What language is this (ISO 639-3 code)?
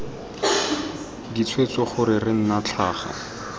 tsn